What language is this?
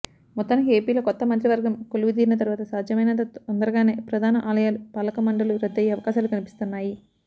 Telugu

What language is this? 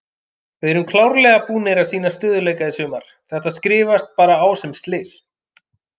Icelandic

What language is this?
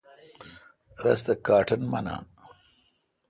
Kalkoti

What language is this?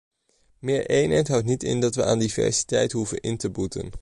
Dutch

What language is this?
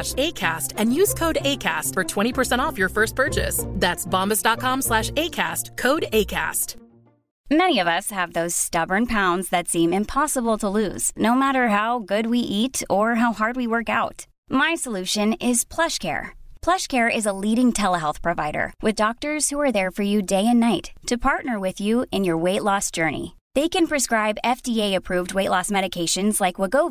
Urdu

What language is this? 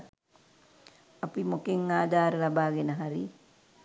Sinhala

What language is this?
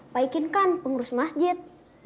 Indonesian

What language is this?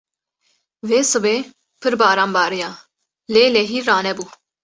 Kurdish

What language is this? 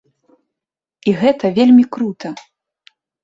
Belarusian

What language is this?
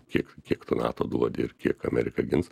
Lithuanian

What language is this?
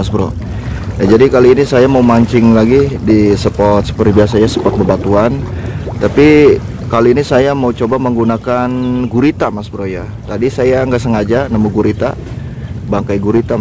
Indonesian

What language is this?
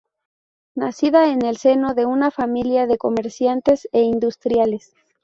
Spanish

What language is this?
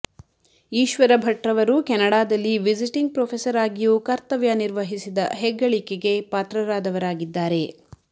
Kannada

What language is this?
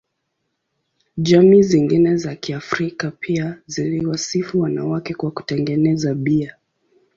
Swahili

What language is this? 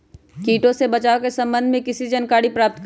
Magahi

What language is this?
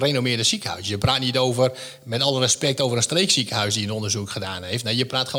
Dutch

